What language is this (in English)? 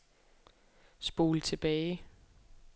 Danish